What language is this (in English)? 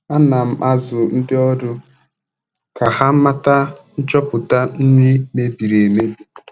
Igbo